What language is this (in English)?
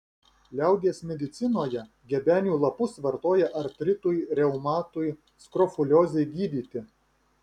Lithuanian